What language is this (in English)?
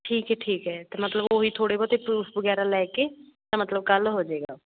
Punjabi